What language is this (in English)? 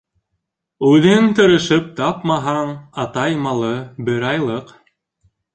Bashkir